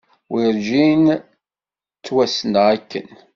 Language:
Kabyle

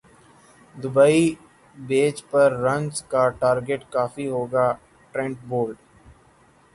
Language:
Urdu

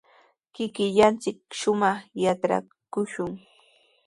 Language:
Sihuas Ancash Quechua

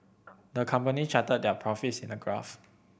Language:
English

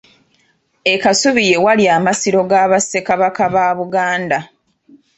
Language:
Ganda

